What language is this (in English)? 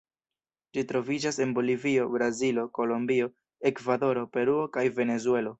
Esperanto